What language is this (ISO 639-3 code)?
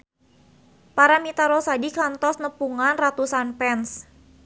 sun